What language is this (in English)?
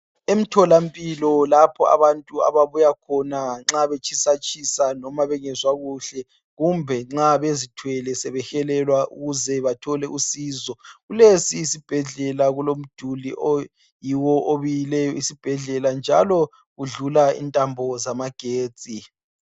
North Ndebele